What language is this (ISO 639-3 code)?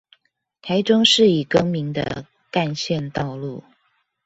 zho